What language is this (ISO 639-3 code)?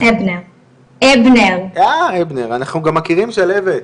heb